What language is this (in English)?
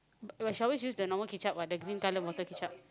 English